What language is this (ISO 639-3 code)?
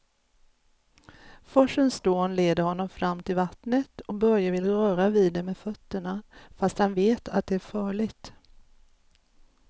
swe